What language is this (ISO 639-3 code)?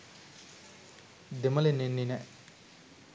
sin